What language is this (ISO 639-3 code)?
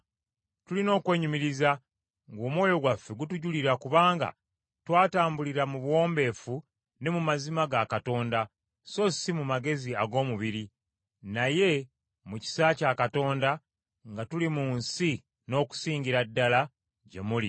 lug